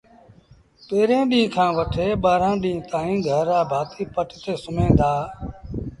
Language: Sindhi Bhil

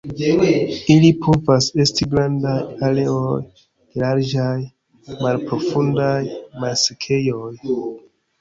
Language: Esperanto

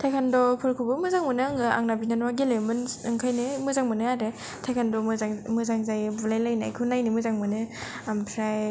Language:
Bodo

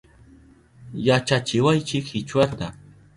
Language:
Southern Pastaza Quechua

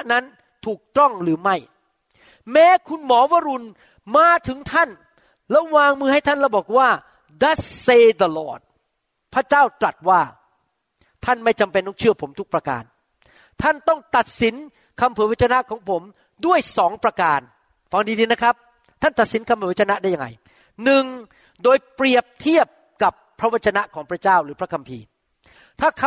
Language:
Thai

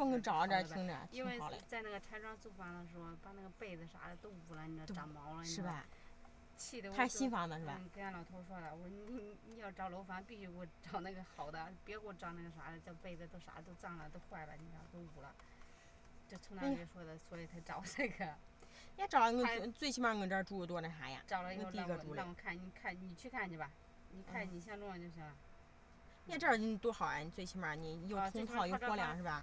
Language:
Chinese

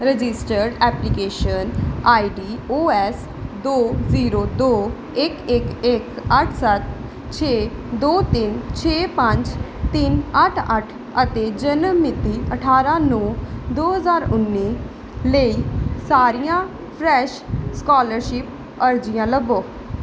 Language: Punjabi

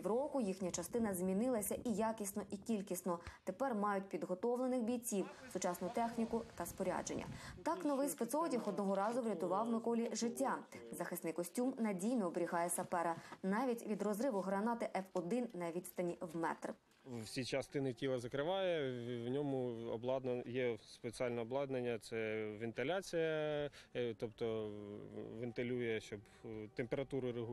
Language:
Ukrainian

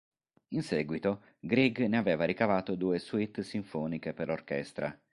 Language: Italian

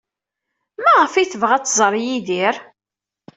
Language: Kabyle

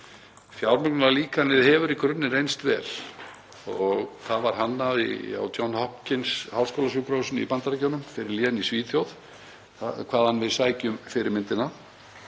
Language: Icelandic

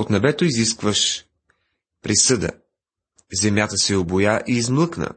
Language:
Bulgarian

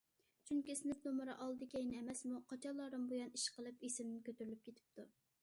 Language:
Uyghur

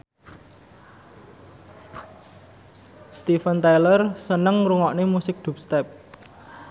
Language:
Javanese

